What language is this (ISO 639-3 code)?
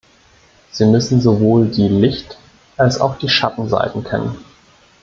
deu